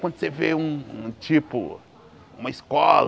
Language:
Portuguese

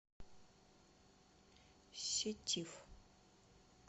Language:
Russian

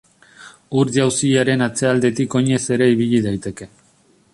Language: Basque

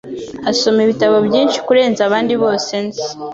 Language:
Kinyarwanda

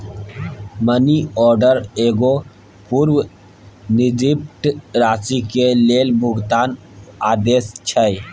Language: Maithili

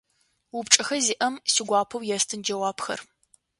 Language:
Adyghe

